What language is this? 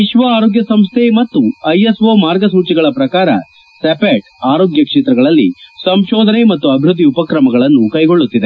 Kannada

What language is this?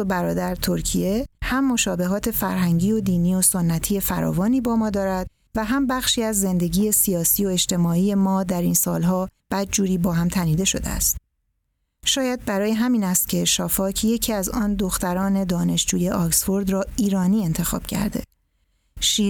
Persian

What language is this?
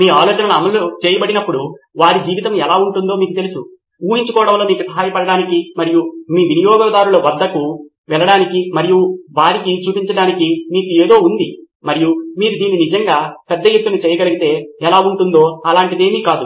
Telugu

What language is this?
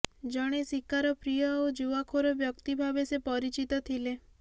Odia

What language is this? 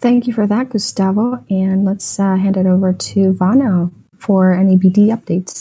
English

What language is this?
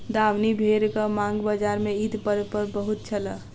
Maithili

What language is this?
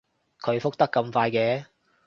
Cantonese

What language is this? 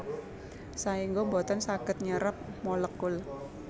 Javanese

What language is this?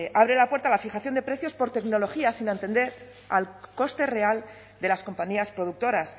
Spanish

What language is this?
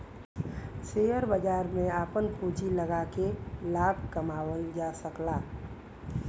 Bhojpuri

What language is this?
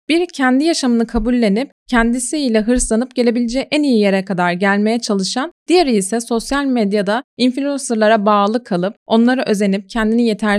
Turkish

